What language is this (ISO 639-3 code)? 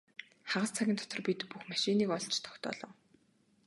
mon